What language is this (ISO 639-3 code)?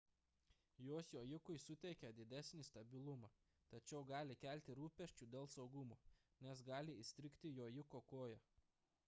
lit